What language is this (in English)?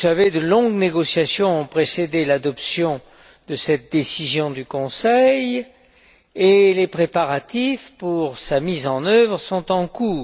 French